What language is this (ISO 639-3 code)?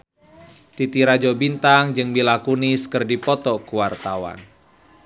sun